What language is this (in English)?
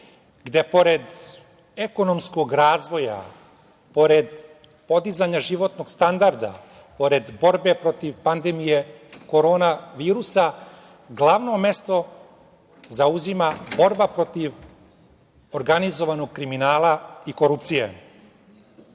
Serbian